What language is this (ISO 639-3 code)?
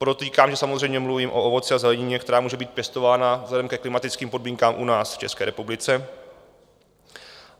ces